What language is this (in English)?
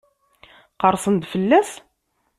Kabyle